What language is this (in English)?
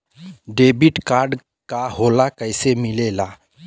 Bhojpuri